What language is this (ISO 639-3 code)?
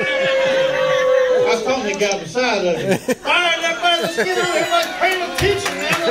eng